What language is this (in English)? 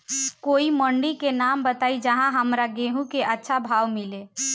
Bhojpuri